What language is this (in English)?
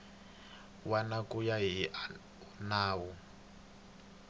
Tsonga